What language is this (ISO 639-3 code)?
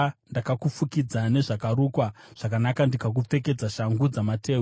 sna